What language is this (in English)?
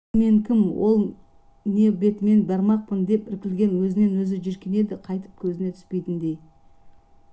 Kazakh